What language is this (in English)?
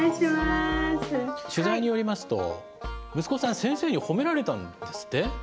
Japanese